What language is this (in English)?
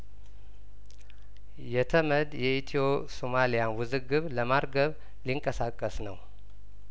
Amharic